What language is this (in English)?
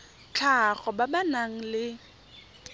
Tswana